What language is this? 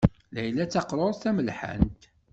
Kabyle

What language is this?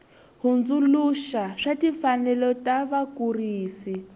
Tsonga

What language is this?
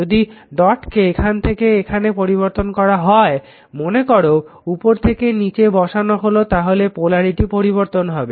Bangla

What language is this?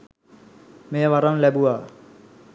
Sinhala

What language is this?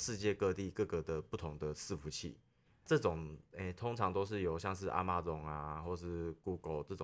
Chinese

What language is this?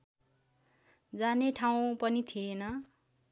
Nepali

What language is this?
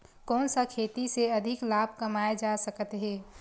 Chhattisgarhi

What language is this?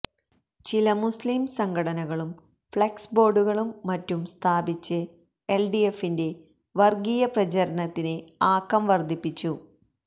Malayalam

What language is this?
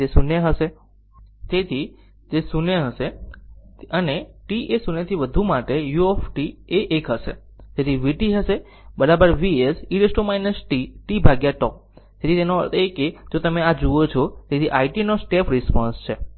Gujarati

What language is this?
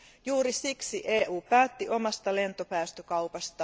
Finnish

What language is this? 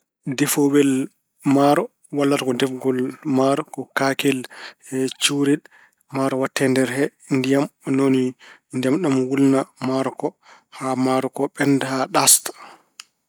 Fula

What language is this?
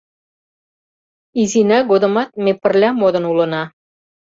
Mari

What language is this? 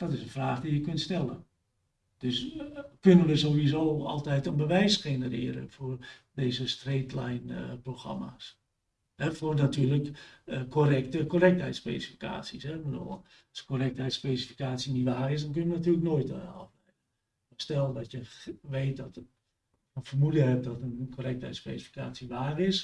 Dutch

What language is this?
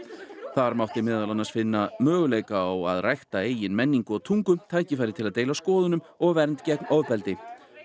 Icelandic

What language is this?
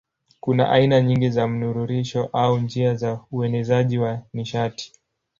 Swahili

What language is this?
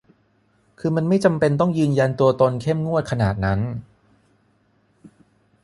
Thai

